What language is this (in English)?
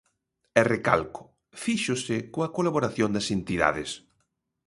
Galician